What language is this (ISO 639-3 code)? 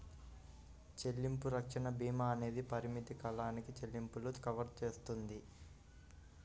tel